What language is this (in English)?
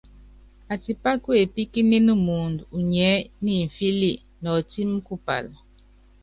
Yangben